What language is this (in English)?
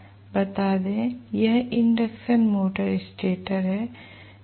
Hindi